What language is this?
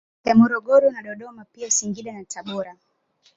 Swahili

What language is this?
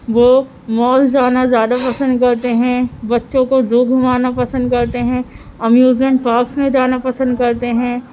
Urdu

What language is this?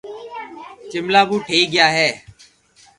Loarki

